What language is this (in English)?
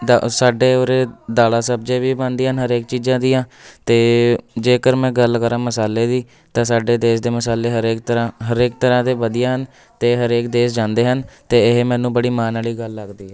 Punjabi